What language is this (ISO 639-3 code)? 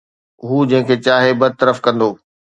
snd